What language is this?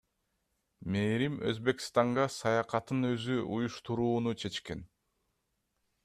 Kyrgyz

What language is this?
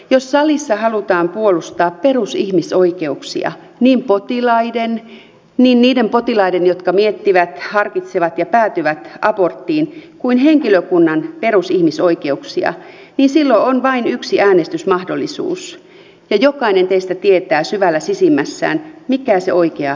Finnish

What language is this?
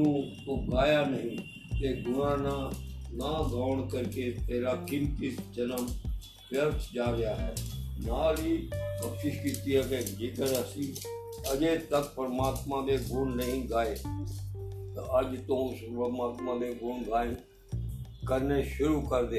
Punjabi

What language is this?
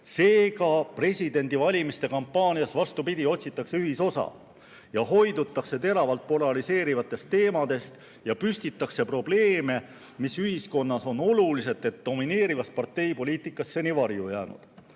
Estonian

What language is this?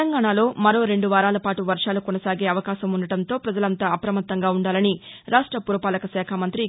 Telugu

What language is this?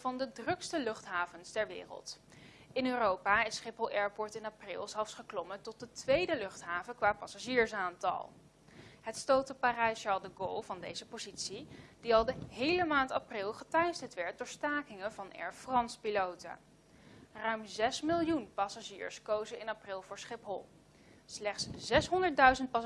Dutch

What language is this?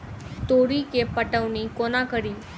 Maithili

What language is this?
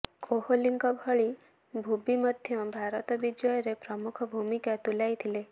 Odia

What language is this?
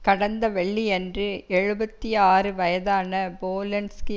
Tamil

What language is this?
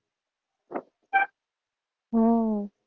Gujarati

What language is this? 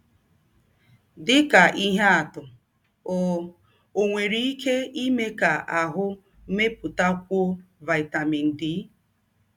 Igbo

